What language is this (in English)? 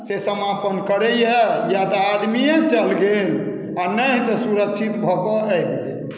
Maithili